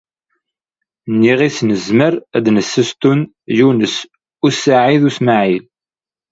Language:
Kabyle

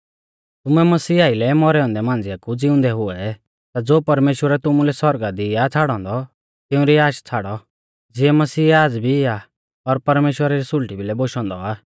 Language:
Mahasu Pahari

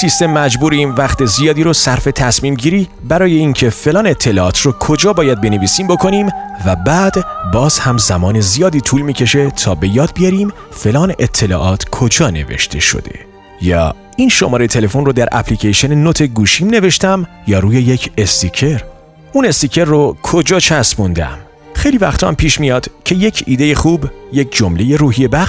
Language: Persian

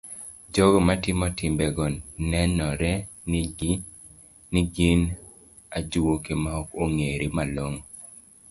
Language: Luo (Kenya and Tanzania)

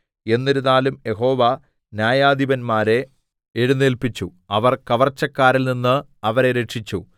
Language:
Malayalam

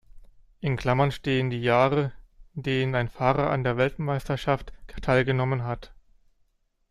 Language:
German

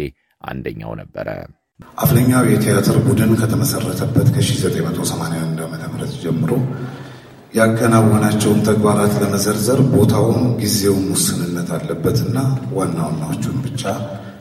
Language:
Amharic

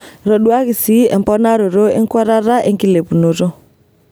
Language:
Masai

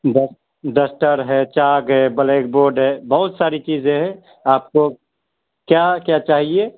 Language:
Urdu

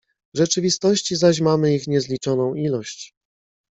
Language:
Polish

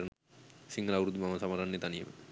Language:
Sinhala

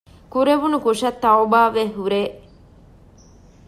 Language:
Divehi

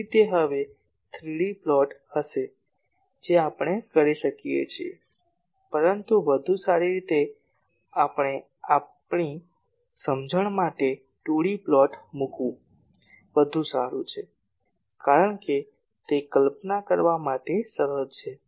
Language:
Gujarati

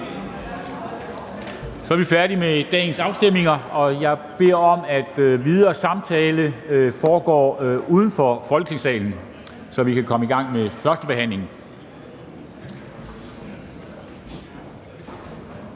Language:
Danish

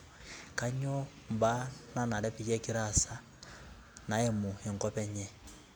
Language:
Masai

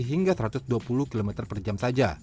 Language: Indonesian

